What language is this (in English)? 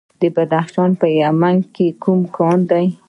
Pashto